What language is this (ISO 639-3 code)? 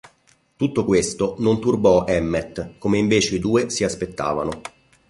ita